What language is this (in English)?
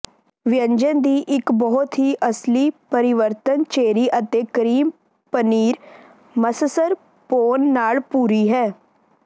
Punjabi